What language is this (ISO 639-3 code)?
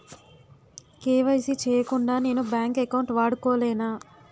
tel